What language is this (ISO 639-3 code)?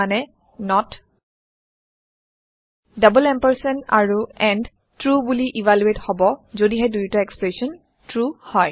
asm